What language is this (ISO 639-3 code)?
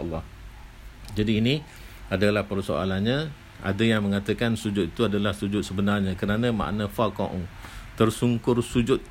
msa